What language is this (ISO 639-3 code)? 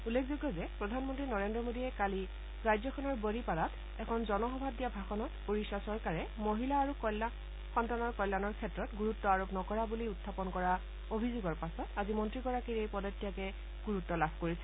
asm